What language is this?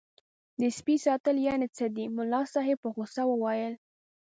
Pashto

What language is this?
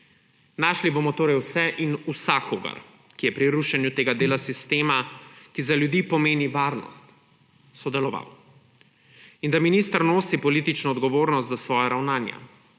Slovenian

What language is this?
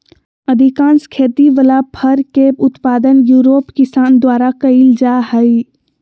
Magahi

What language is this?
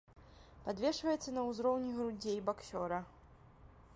Belarusian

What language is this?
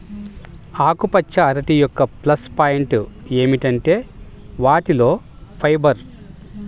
Telugu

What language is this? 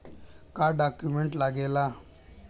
Bhojpuri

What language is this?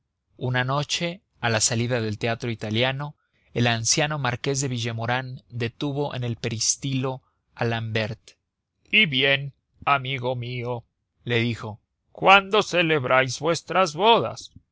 Spanish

